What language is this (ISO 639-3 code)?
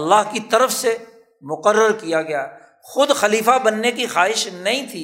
urd